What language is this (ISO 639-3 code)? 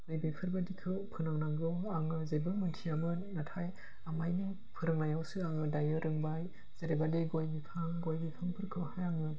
brx